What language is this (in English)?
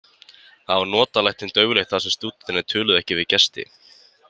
Icelandic